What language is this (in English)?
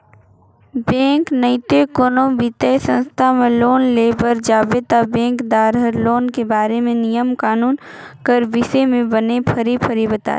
Chhattisgarhi